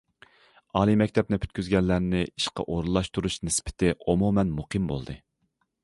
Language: Uyghur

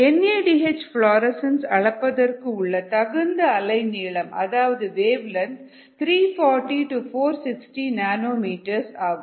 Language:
Tamil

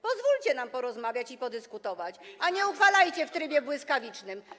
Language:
Polish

